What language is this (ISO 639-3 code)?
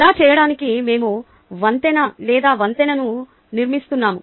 tel